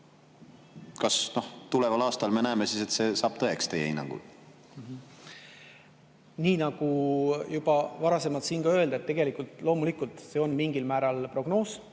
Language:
Estonian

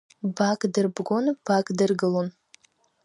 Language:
Abkhazian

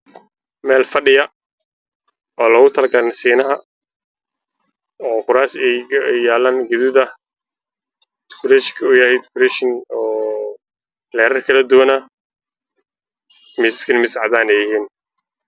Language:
Somali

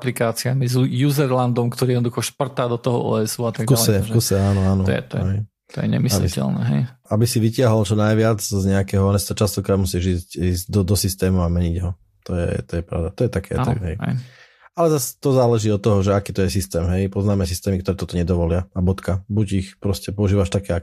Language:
Slovak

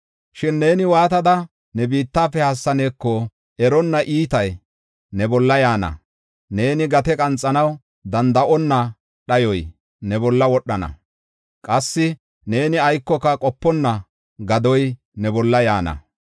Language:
Gofa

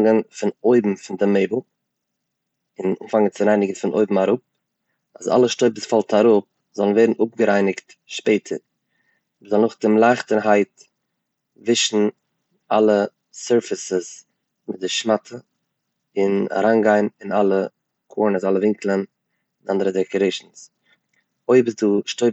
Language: Yiddish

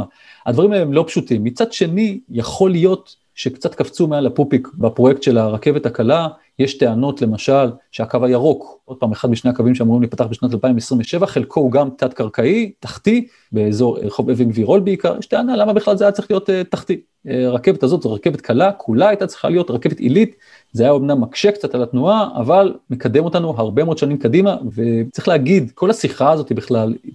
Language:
Hebrew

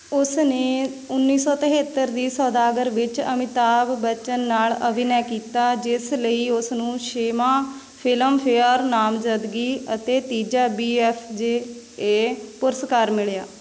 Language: Punjabi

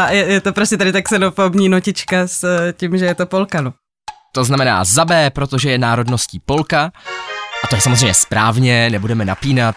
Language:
Czech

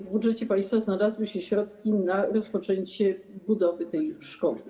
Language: Polish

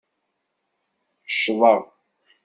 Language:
Kabyle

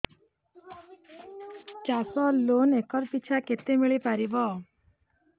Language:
Odia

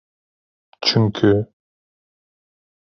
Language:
Turkish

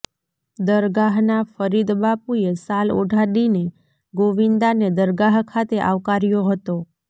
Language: Gujarati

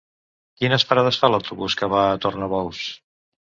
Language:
Catalan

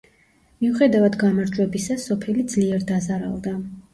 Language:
Georgian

